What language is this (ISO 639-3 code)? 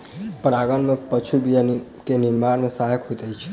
mai